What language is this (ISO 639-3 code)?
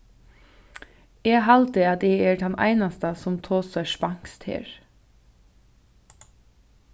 fao